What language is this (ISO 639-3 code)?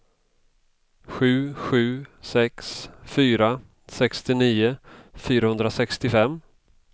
swe